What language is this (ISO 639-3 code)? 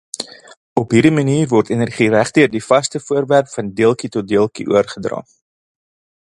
afr